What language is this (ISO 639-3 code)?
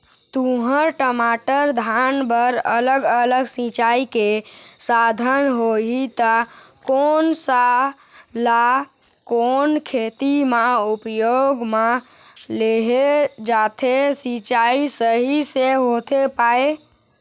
hne